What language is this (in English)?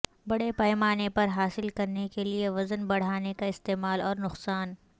Urdu